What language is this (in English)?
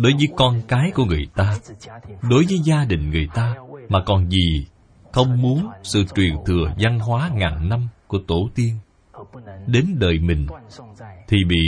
Vietnamese